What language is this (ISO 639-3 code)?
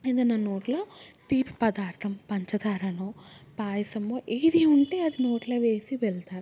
tel